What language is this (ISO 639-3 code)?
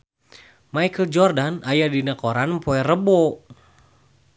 sun